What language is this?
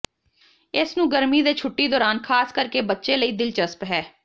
Punjabi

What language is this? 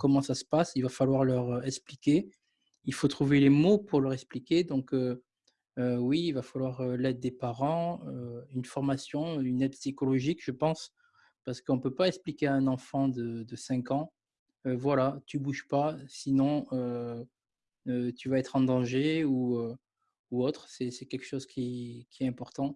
French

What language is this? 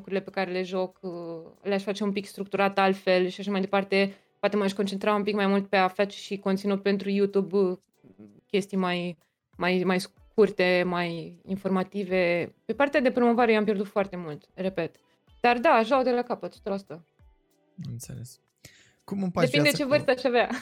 Romanian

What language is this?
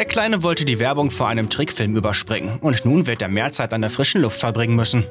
German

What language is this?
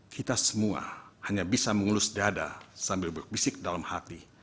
Indonesian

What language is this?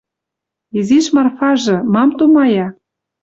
Western Mari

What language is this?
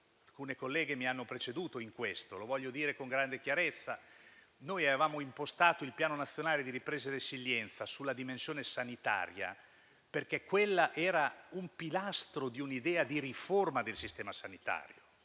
Italian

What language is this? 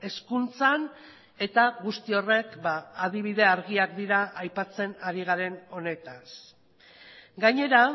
Basque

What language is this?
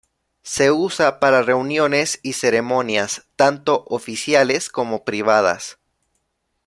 Spanish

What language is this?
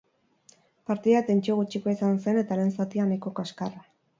Basque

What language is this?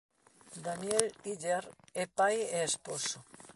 Galician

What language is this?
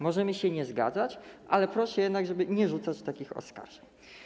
Polish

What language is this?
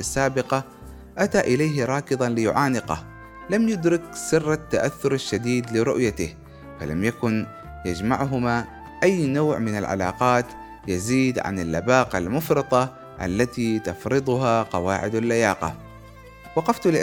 Arabic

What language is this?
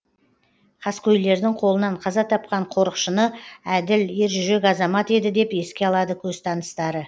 Kazakh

